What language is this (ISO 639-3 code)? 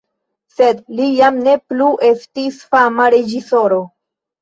epo